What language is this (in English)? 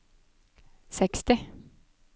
Norwegian